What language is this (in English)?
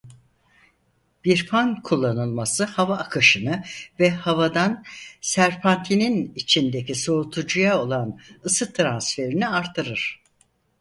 Turkish